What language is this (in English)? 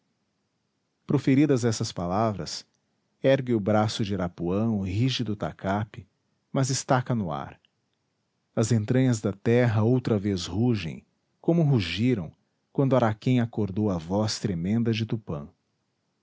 Portuguese